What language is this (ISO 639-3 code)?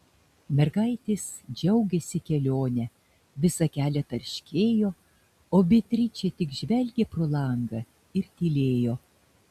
lit